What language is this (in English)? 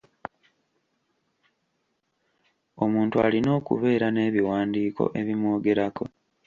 Ganda